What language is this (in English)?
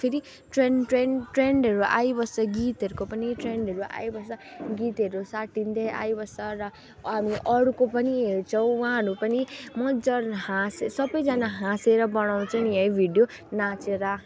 Nepali